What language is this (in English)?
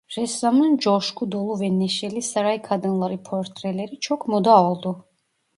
Turkish